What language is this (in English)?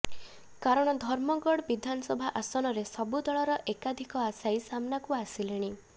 Odia